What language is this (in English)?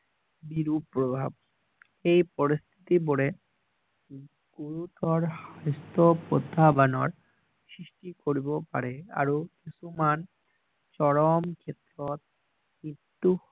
Assamese